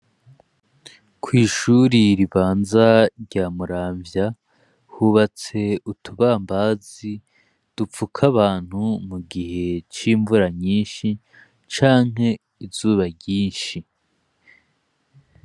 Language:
Rundi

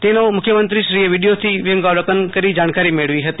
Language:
Gujarati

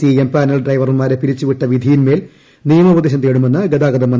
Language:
Malayalam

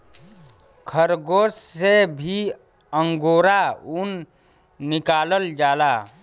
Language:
Bhojpuri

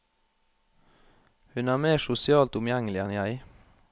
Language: Norwegian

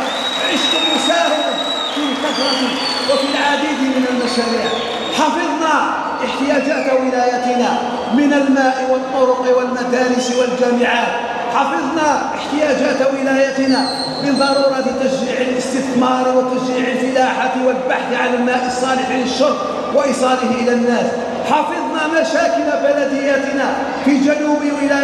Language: Arabic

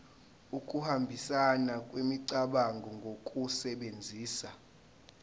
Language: Zulu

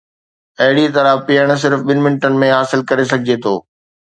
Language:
Sindhi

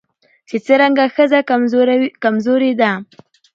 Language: Pashto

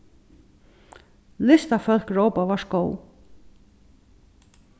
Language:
Faroese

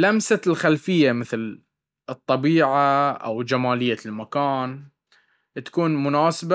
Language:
Baharna Arabic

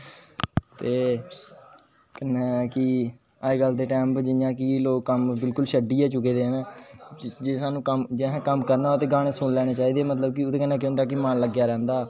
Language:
Dogri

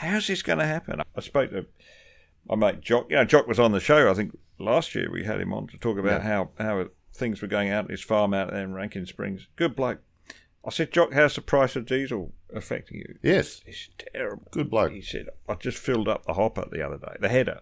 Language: English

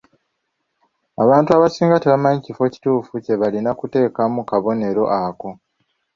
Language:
Ganda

